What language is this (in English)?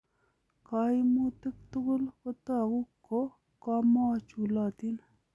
Kalenjin